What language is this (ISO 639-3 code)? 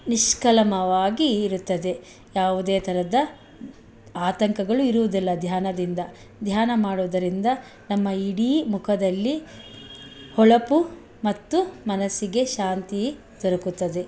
kan